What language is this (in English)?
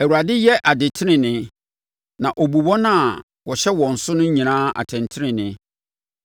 Akan